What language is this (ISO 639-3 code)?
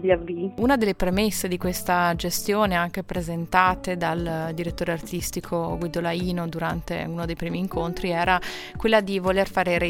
ita